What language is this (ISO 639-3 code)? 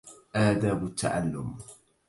ara